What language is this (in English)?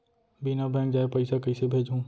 Chhattisgarhi